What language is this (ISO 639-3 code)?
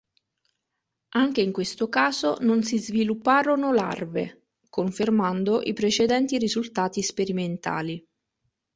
ita